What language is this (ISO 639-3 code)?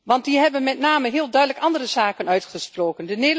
nld